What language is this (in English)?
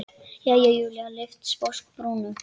Icelandic